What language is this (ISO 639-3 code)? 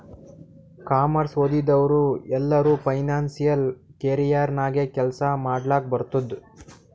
kan